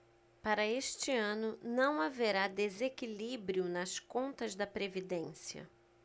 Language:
Portuguese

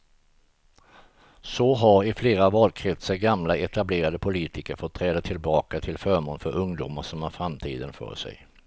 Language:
Swedish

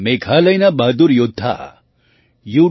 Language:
Gujarati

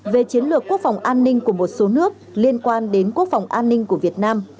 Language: Vietnamese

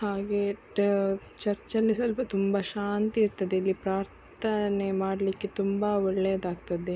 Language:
Kannada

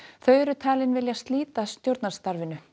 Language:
Icelandic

